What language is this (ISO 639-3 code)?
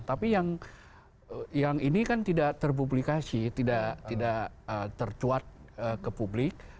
ind